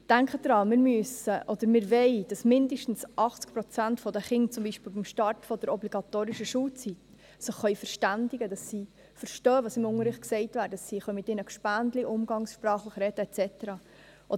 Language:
Swiss German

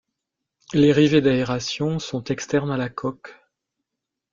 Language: French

